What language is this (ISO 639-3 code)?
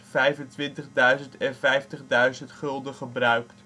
nld